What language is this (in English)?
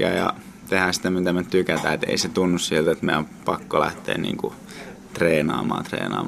Finnish